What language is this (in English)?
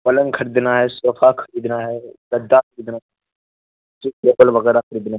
Urdu